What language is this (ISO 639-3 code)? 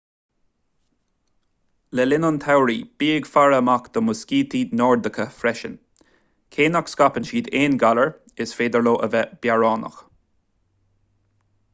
gle